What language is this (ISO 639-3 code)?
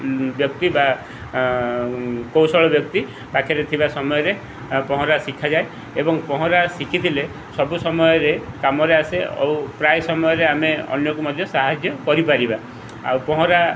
ori